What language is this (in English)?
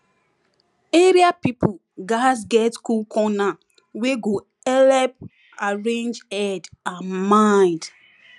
Nigerian Pidgin